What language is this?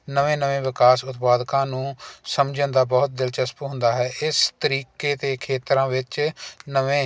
Punjabi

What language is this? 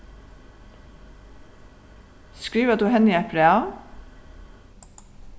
Faroese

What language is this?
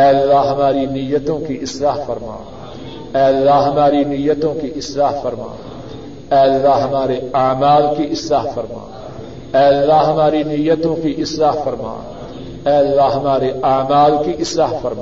Urdu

